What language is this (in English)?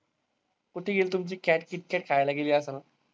Marathi